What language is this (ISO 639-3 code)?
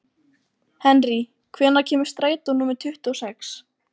isl